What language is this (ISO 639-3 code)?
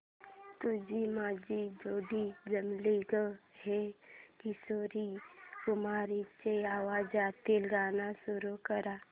mar